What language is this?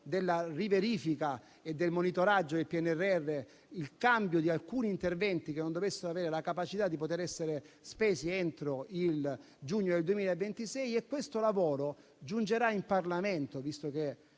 Italian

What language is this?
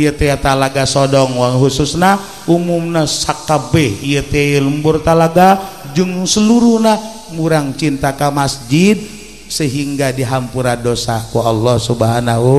Indonesian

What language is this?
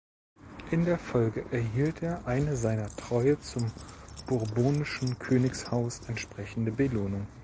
German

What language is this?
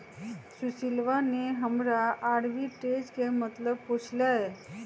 Magahi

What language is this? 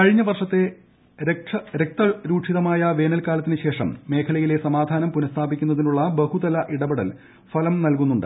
Malayalam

